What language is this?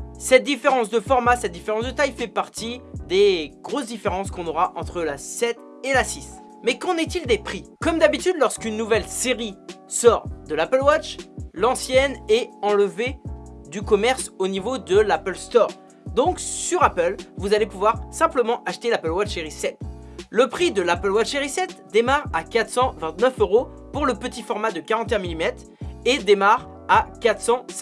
French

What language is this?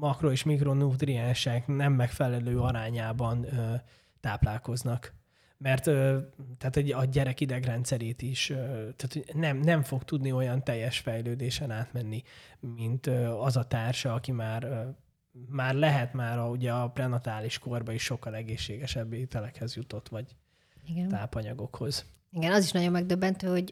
Hungarian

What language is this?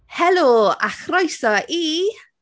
Welsh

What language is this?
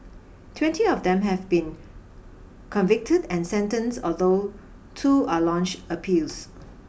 English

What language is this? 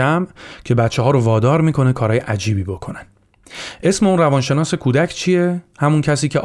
Persian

